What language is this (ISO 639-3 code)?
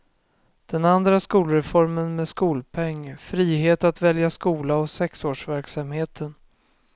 swe